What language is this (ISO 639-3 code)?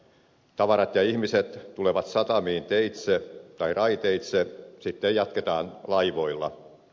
fin